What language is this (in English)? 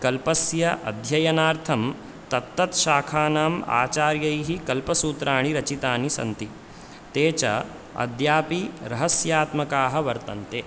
Sanskrit